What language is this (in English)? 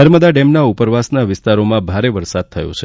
Gujarati